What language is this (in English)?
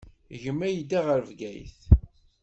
Kabyle